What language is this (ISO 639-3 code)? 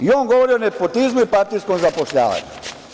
srp